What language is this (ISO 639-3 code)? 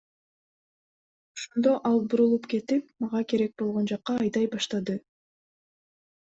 kir